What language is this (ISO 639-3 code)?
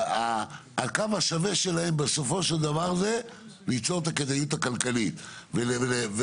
heb